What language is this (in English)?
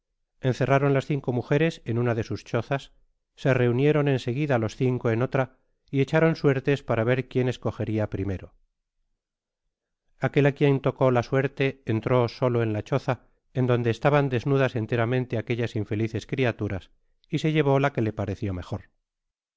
Spanish